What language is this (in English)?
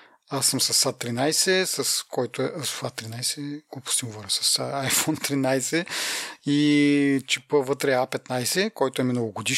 Bulgarian